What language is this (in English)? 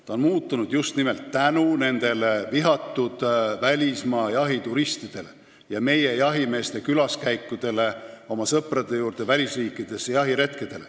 Estonian